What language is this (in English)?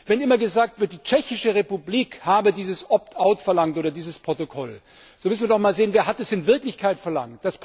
German